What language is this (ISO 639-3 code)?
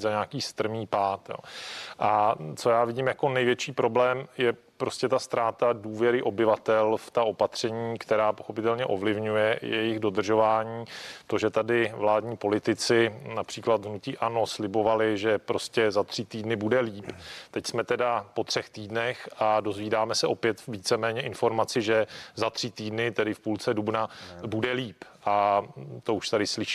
ces